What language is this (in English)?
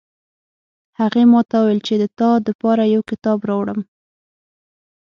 Pashto